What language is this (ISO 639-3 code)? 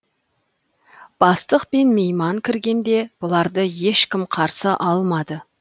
kaz